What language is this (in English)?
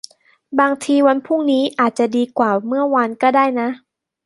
Thai